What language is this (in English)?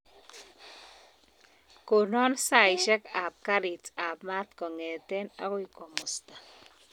Kalenjin